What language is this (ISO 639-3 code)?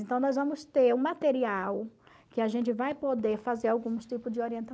por